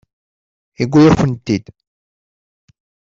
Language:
Kabyle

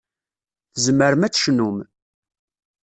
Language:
Kabyle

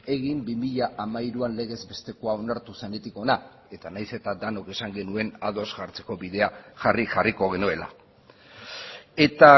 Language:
Basque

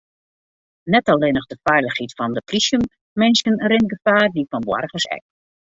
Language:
Western Frisian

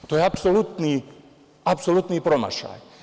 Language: Serbian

